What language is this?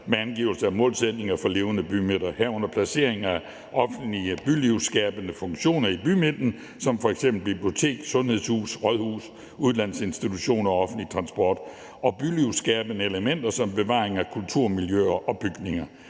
Danish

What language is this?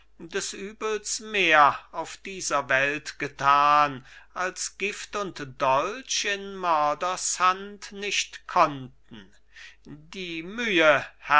German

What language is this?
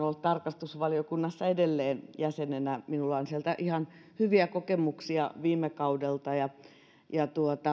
Finnish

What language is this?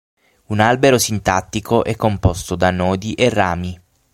Italian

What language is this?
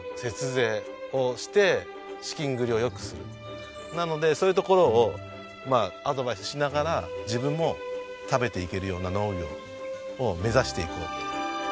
Japanese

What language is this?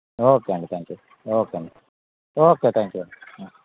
Telugu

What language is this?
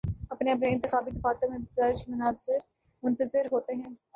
Urdu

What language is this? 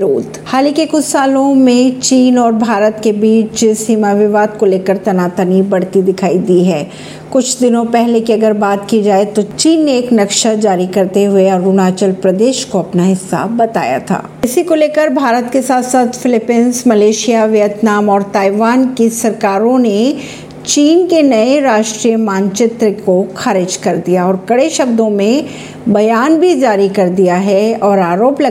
Hindi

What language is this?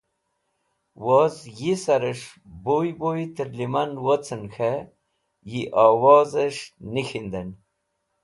Wakhi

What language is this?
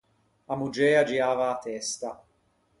Ligurian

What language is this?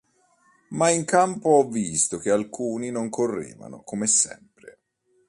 Italian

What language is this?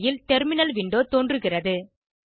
Tamil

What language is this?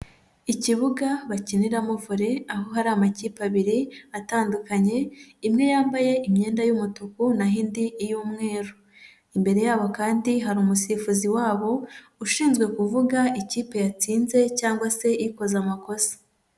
Kinyarwanda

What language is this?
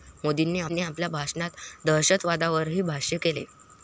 Marathi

